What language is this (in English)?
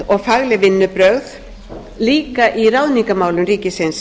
Icelandic